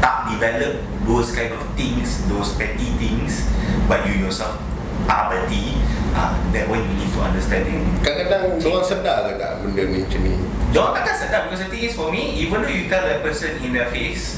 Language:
Malay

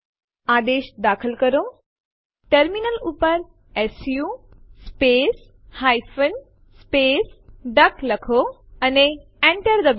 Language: Gujarati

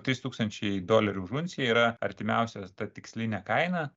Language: Lithuanian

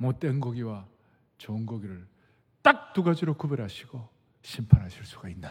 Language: Korean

